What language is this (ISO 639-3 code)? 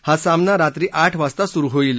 mar